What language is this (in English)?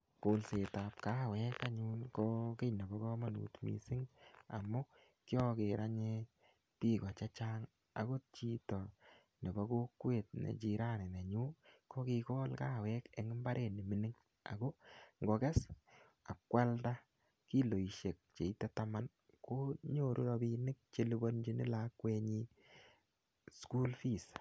Kalenjin